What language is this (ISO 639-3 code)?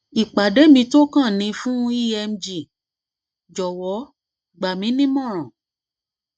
yor